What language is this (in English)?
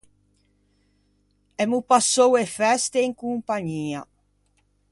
Ligurian